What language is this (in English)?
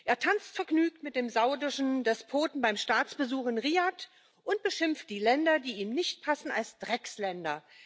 German